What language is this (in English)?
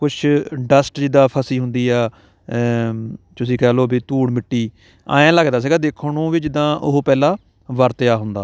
Punjabi